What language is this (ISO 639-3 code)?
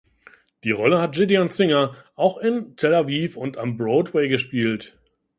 deu